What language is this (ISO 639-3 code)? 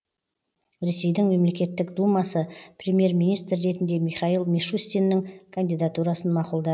kaz